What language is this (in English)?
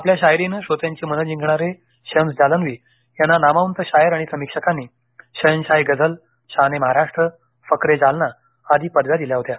Marathi